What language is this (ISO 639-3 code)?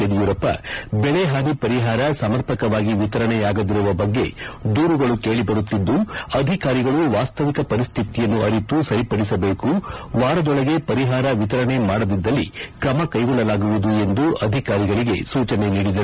kan